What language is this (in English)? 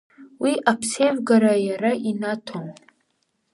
Abkhazian